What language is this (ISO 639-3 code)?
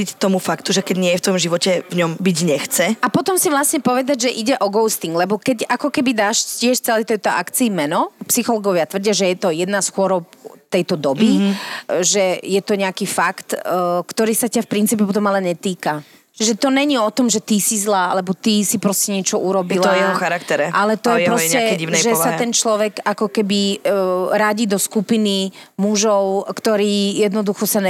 slk